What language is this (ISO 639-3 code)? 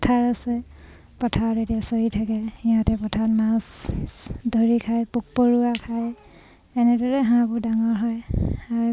asm